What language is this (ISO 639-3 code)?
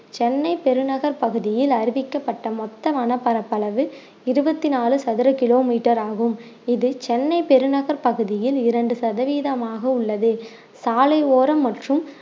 tam